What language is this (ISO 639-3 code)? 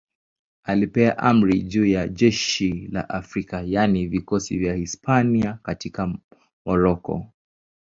swa